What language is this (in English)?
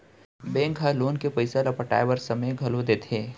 Chhattisgarhi